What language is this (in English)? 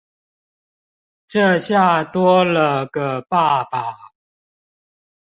Chinese